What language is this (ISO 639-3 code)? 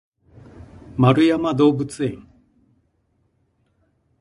jpn